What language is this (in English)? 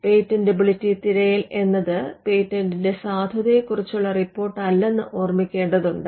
Malayalam